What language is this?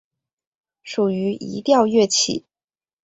Chinese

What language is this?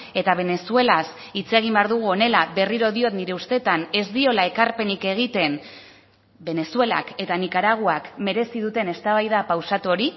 Basque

